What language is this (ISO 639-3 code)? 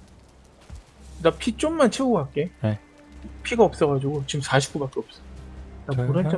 kor